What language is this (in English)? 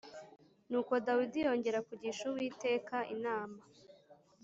Kinyarwanda